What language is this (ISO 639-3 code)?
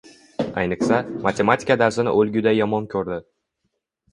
uzb